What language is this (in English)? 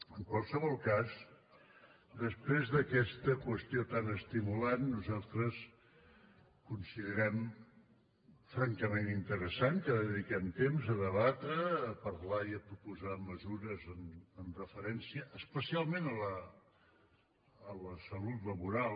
Catalan